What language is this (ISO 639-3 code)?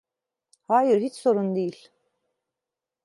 tur